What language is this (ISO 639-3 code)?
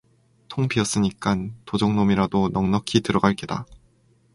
kor